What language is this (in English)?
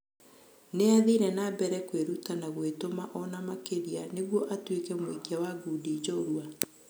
Kikuyu